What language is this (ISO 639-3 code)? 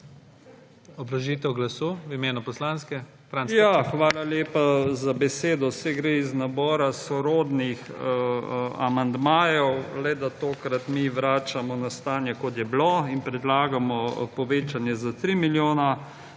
slv